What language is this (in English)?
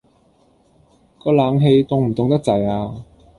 Cantonese